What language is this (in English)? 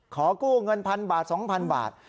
Thai